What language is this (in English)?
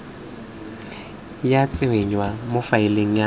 Tswana